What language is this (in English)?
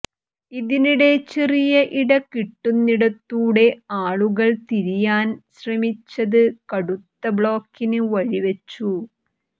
Malayalam